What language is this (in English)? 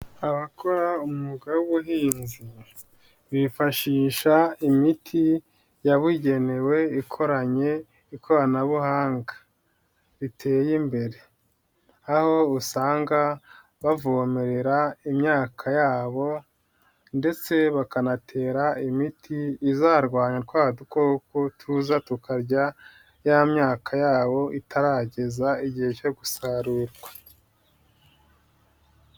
Kinyarwanda